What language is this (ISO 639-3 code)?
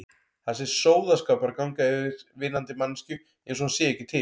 isl